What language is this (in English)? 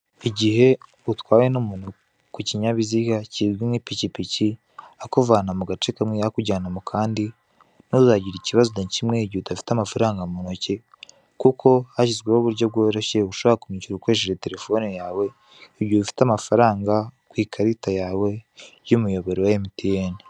Kinyarwanda